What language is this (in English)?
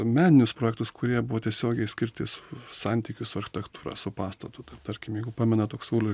Lithuanian